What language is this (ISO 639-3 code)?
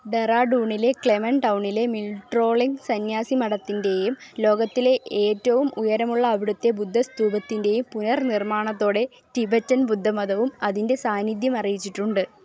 mal